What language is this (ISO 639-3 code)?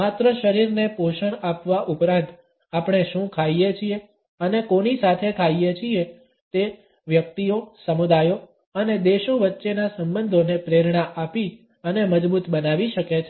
guj